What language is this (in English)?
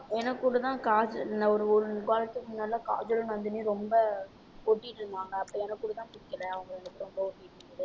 Tamil